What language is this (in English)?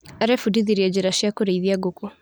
Kikuyu